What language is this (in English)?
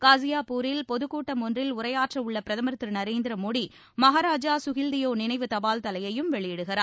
Tamil